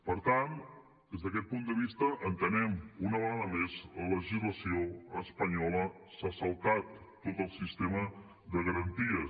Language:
Catalan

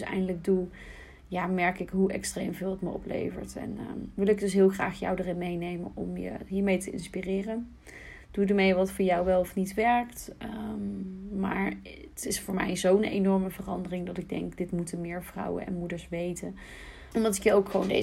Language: Dutch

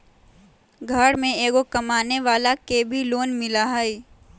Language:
Magahi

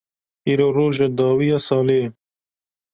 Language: Kurdish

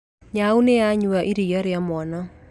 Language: Kikuyu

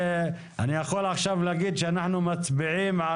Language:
Hebrew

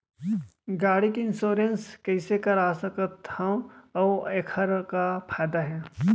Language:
Chhattisgarhi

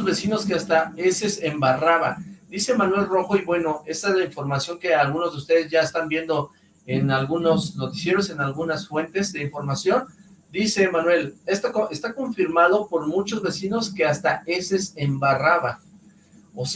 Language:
Spanish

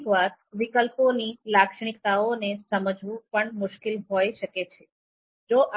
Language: Gujarati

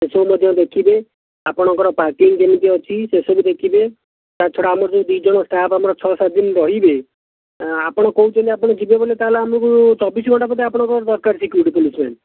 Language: Odia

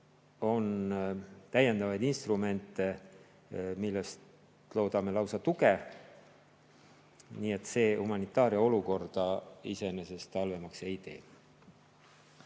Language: Estonian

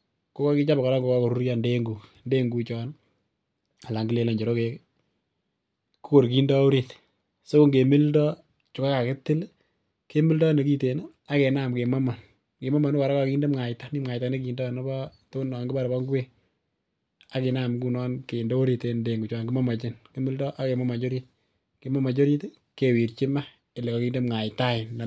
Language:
Kalenjin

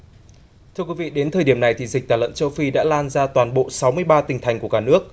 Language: Vietnamese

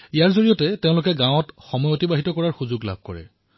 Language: Assamese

